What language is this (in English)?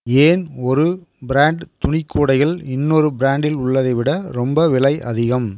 Tamil